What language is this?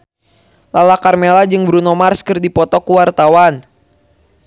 Sundanese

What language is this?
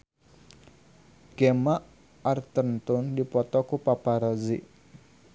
Sundanese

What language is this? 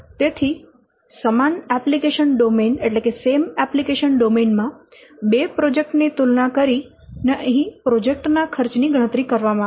Gujarati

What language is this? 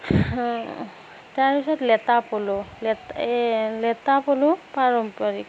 Assamese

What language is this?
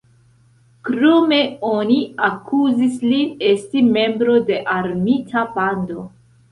Esperanto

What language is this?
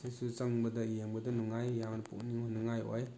Manipuri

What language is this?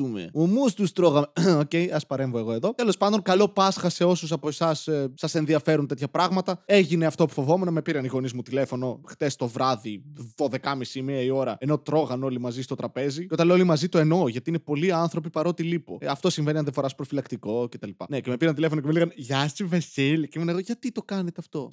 Greek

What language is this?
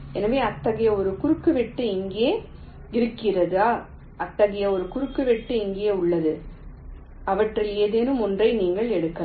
Tamil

